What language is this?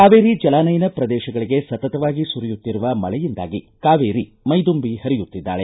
Kannada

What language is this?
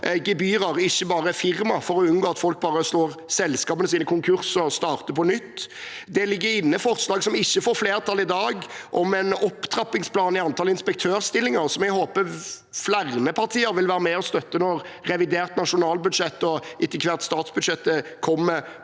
Norwegian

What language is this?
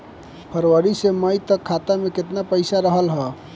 Bhojpuri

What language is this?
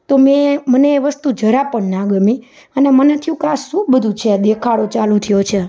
Gujarati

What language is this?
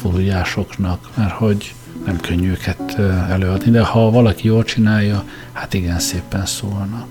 Hungarian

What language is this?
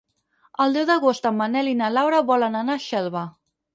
Catalan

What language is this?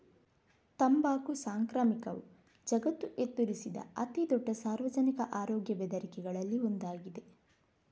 Kannada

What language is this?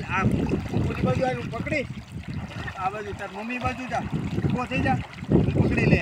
Gujarati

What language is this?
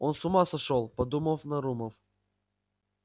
Russian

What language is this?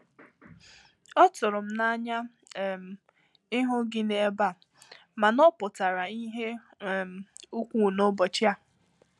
Igbo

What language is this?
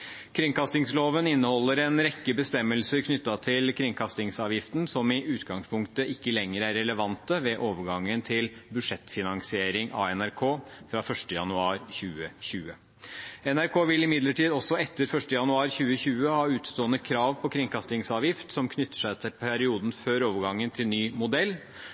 Norwegian Bokmål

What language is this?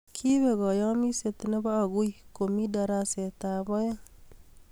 Kalenjin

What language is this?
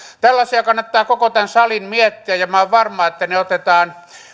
Finnish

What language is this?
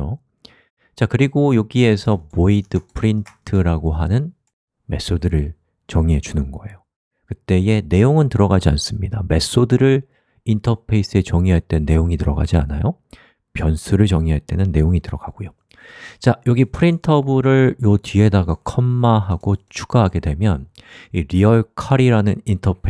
Korean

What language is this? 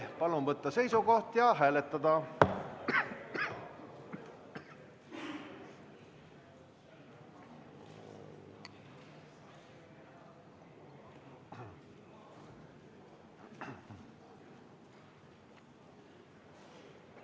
Estonian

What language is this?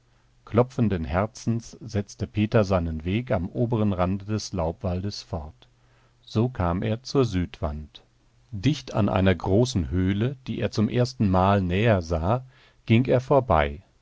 German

